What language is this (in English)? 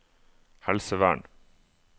Norwegian